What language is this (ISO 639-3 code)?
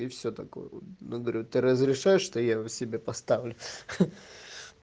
rus